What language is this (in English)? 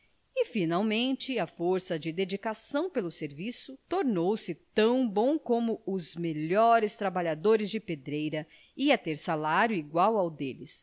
Portuguese